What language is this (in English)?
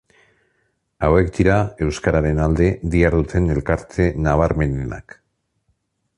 Basque